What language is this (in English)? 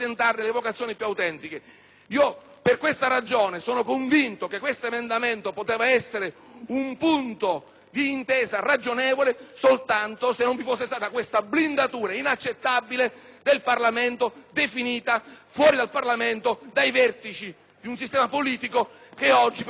Italian